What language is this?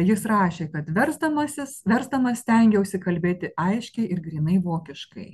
Lithuanian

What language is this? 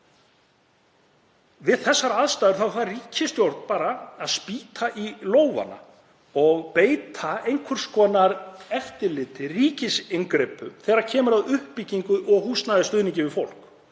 Icelandic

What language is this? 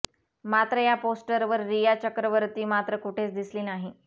Marathi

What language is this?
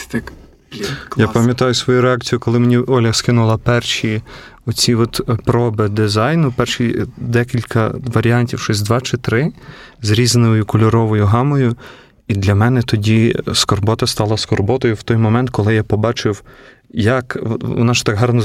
Ukrainian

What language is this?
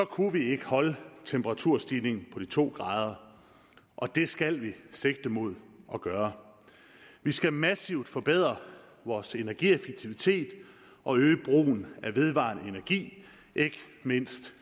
Danish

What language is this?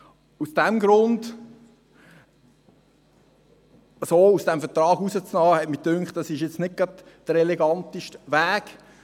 Swiss German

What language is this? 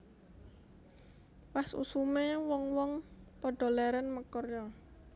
Javanese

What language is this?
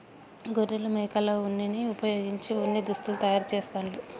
Telugu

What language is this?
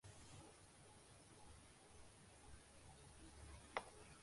Urdu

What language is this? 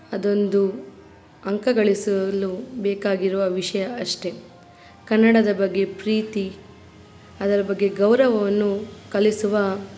Kannada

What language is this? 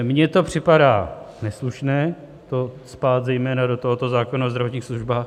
Czech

